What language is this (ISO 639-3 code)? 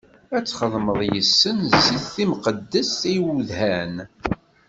kab